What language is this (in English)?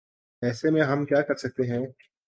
Urdu